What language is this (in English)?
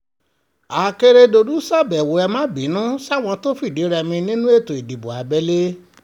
Yoruba